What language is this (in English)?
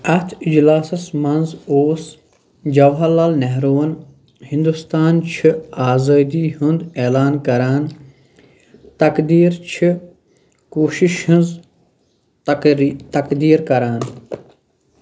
Kashmiri